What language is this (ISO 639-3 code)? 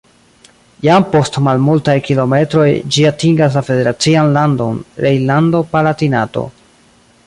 epo